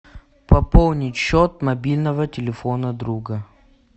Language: Russian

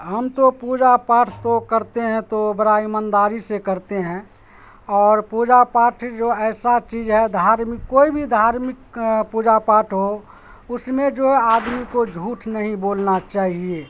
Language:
Urdu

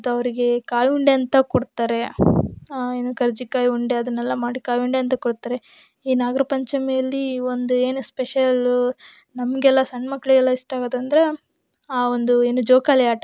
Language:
Kannada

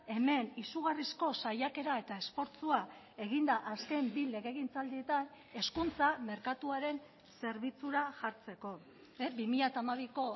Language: Basque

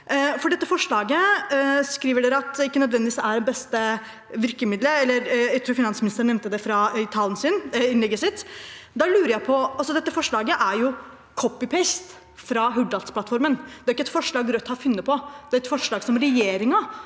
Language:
Norwegian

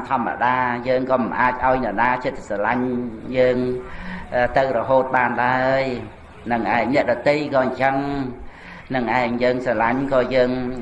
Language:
Vietnamese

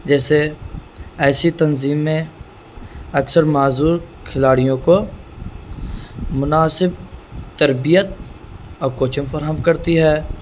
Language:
Urdu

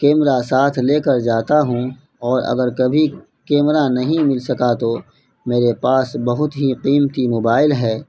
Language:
Urdu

